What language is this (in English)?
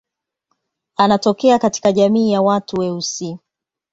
Swahili